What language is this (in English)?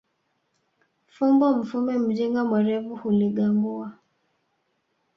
Swahili